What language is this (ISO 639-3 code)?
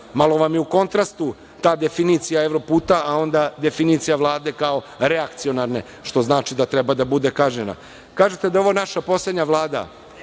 srp